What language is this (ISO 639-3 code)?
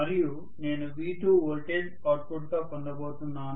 tel